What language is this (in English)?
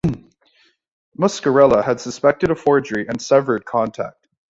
English